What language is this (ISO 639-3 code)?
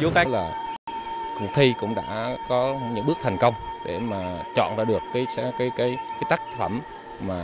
vie